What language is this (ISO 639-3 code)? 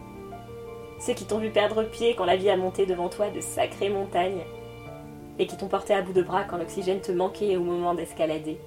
fra